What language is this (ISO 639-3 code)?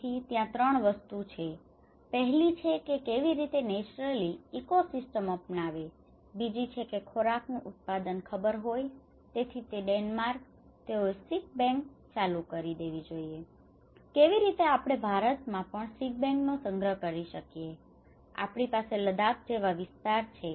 guj